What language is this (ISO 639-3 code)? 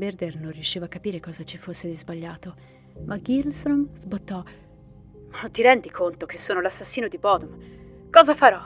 ita